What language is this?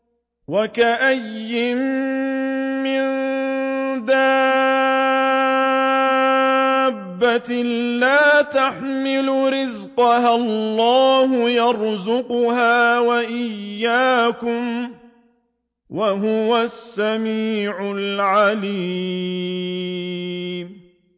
Arabic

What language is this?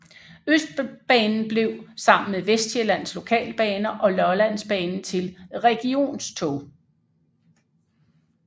Danish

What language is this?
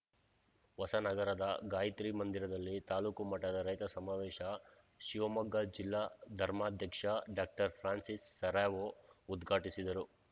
Kannada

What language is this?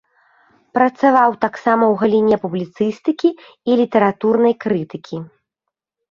Belarusian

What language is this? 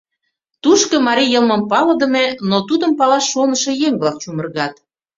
Mari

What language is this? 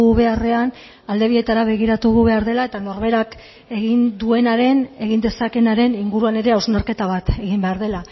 Basque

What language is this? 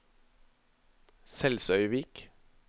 Norwegian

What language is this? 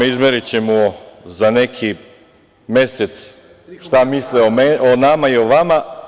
Serbian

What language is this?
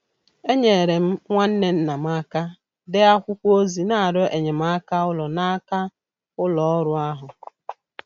Igbo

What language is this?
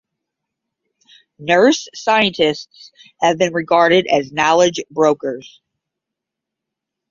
English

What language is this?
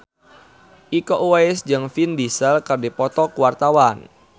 Sundanese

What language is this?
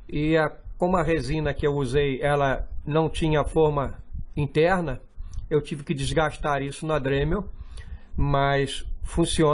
Portuguese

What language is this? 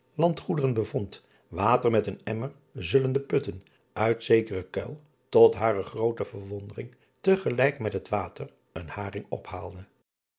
Dutch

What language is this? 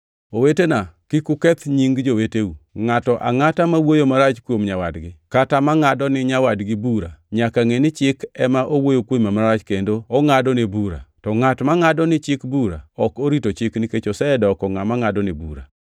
Luo (Kenya and Tanzania)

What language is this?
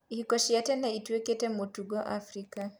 Kikuyu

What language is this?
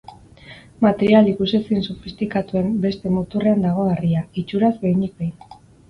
Basque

